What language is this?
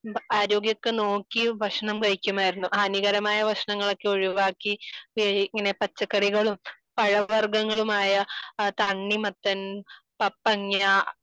Malayalam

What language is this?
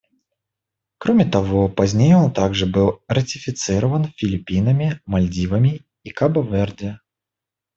Russian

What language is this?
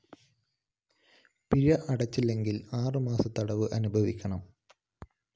Malayalam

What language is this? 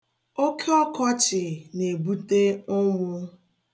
Igbo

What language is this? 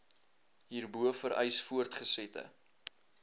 Afrikaans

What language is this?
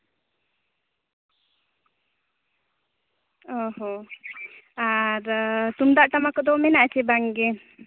Santali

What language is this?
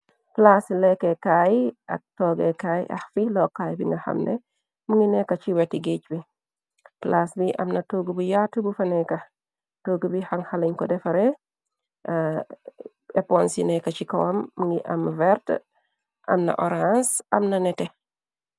Wolof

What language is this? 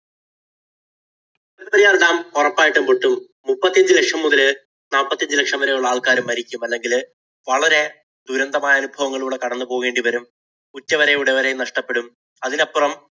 Malayalam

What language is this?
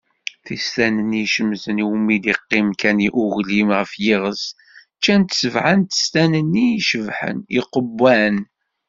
Kabyle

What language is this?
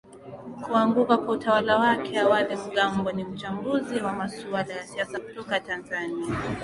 Swahili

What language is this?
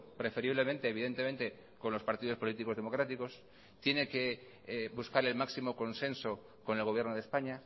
Spanish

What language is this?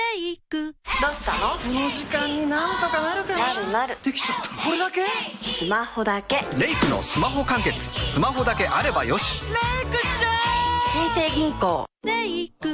Japanese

